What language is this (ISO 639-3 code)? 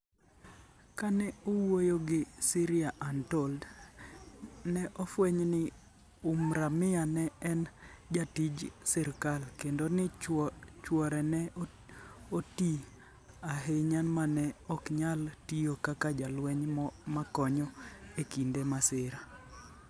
luo